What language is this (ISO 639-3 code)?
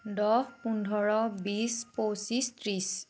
asm